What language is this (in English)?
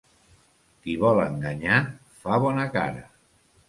Catalan